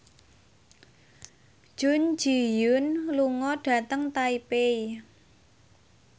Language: Javanese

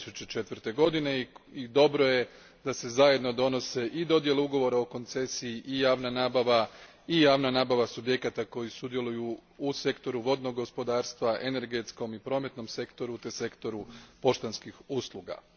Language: Croatian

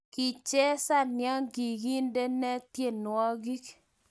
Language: Kalenjin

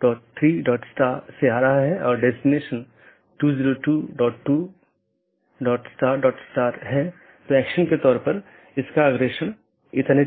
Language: Hindi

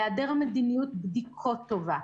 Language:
Hebrew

